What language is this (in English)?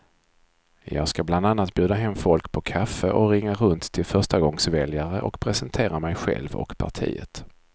Swedish